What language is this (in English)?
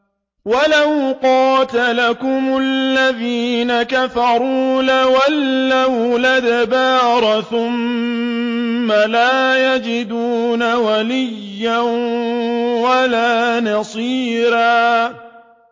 Arabic